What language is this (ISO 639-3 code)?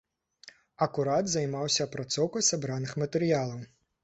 bel